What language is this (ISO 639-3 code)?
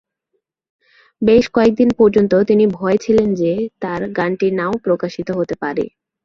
ben